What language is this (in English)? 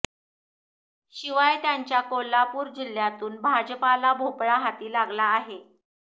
Marathi